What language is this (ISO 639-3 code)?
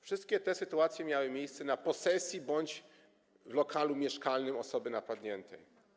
pol